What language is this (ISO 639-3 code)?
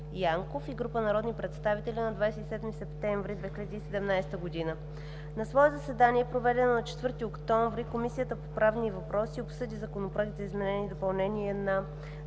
bul